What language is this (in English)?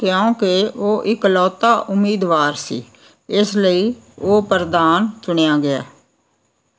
Punjabi